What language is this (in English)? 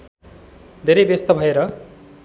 Nepali